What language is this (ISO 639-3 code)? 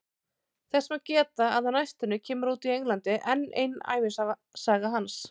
isl